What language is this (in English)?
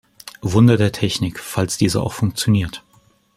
German